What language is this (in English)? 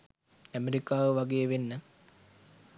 Sinhala